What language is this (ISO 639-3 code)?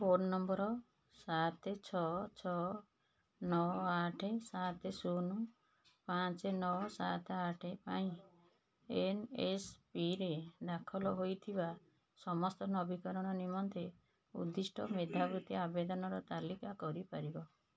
ori